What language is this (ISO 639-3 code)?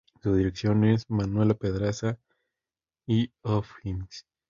spa